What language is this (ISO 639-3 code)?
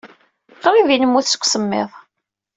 kab